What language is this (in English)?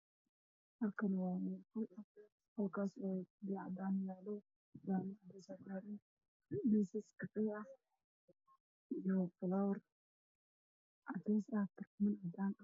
Somali